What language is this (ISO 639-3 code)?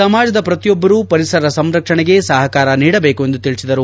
kan